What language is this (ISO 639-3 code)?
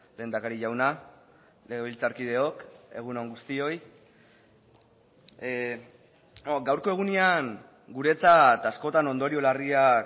eus